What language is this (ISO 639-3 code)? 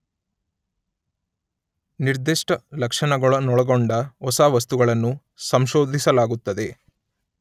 kan